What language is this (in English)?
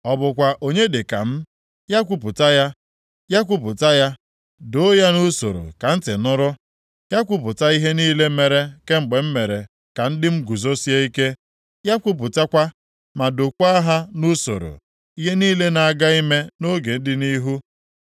Igbo